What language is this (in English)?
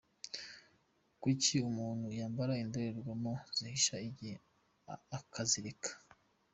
Kinyarwanda